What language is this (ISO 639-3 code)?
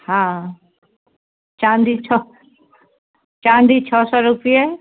mai